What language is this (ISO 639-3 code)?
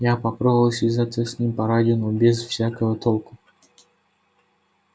rus